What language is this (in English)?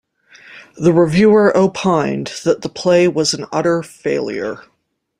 English